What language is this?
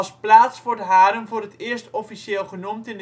Dutch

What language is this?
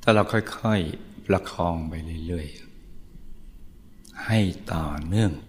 Thai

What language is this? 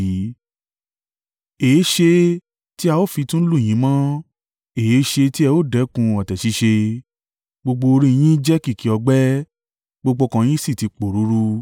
Yoruba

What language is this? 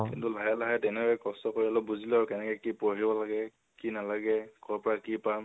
Assamese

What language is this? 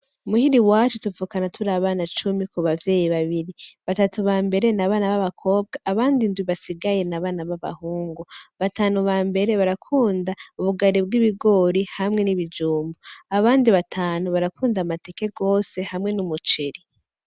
Rundi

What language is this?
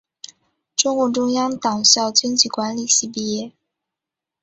Chinese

